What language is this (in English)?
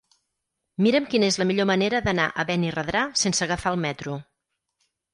Catalan